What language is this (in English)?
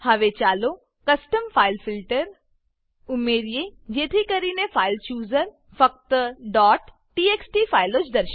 Gujarati